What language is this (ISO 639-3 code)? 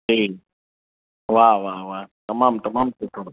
snd